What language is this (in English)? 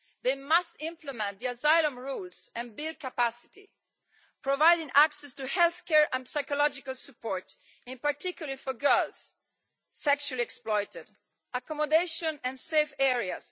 English